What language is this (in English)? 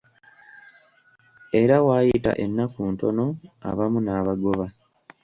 Ganda